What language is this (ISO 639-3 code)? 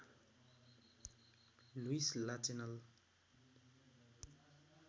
nep